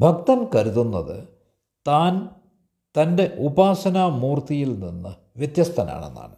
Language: Malayalam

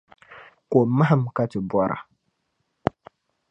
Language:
Dagbani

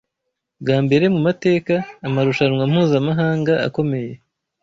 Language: Kinyarwanda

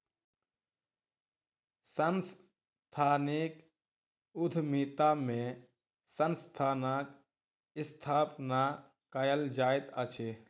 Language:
Maithili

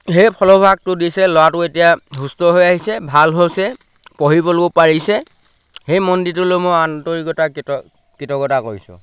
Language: Assamese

